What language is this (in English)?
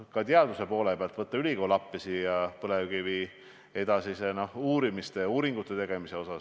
Estonian